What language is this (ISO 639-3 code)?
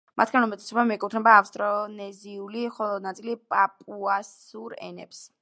kat